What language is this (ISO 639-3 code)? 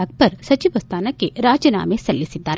kan